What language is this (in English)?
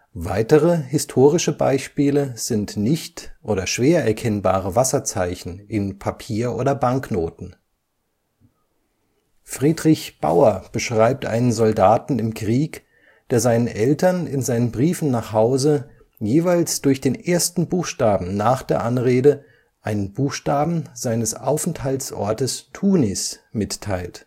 German